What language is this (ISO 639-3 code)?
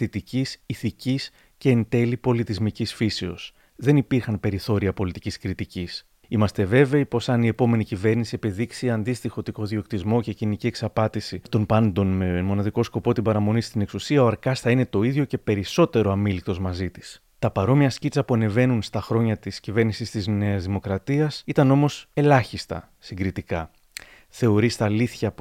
ell